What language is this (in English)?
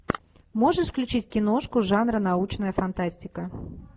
Russian